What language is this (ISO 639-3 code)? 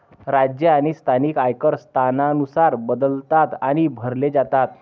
mar